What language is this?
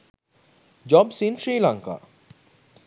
Sinhala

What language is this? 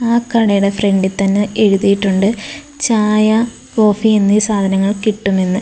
Malayalam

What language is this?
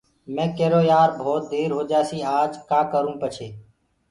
Gurgula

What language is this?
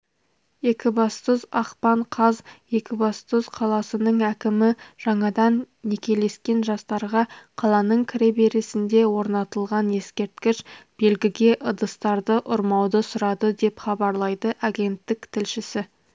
Kazakh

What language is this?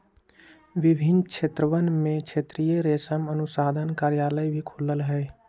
Magahi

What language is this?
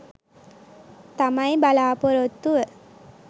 Sinhala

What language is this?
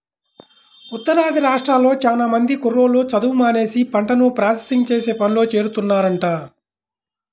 Telugu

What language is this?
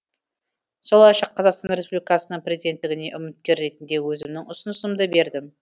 Kazakh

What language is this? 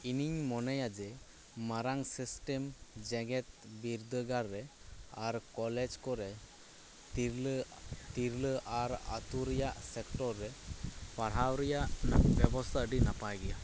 Santali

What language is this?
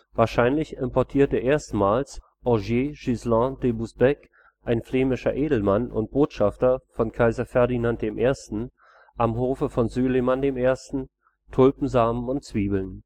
German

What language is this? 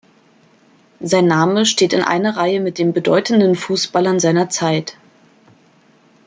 German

